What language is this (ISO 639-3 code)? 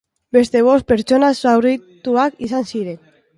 eus